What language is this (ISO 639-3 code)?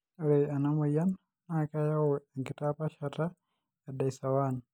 mas